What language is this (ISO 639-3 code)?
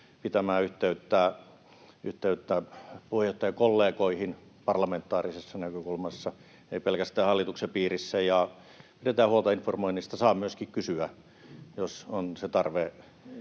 fin